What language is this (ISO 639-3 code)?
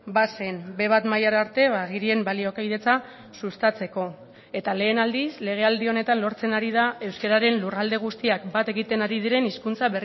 eus